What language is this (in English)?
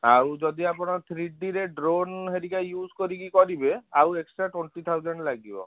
Odia